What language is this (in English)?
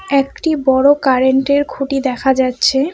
Bangla